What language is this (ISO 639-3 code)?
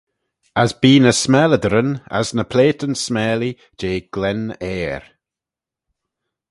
glv